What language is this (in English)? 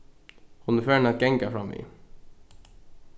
Faroese